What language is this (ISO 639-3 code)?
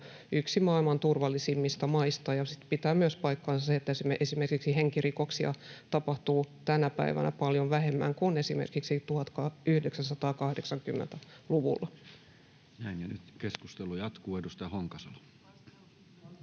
fin